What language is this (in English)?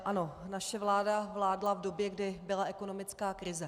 Czech